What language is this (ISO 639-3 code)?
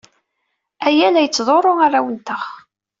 kab